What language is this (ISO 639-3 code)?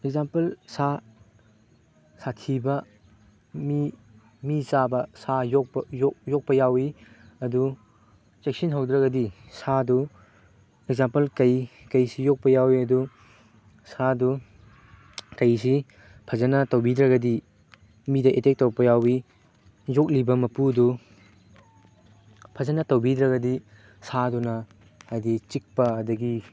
mni